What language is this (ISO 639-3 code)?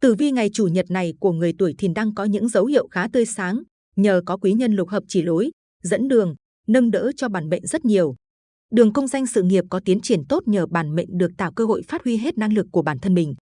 vie